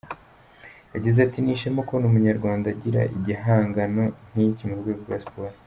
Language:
Kinyarwanda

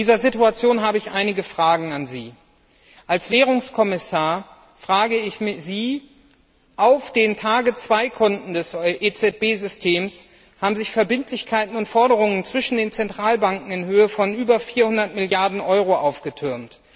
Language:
German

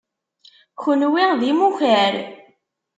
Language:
Kabyle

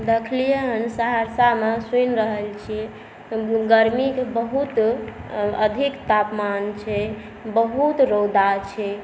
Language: Maithili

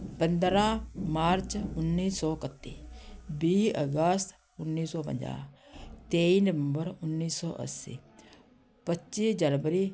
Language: Punjabi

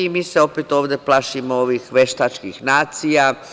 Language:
Serbian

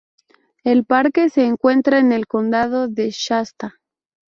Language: Spanish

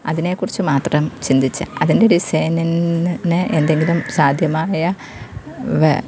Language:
Malayalam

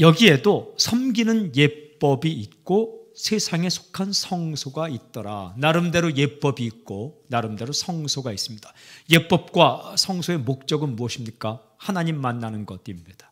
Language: Korean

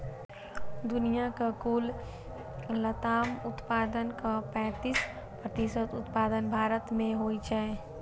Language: Maithili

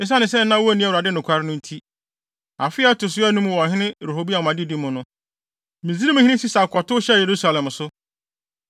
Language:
Akan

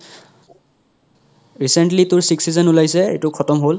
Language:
Assamese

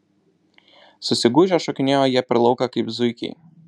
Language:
Lithuanian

